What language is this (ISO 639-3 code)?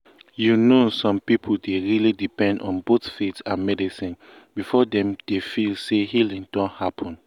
pcm